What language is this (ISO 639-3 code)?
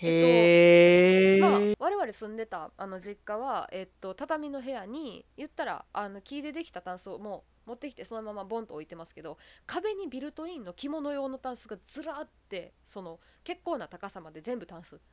jpn